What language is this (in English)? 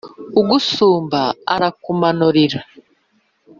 Kinyarwanda